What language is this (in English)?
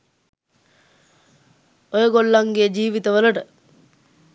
Sinhala